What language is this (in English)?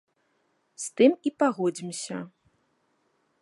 Belarusian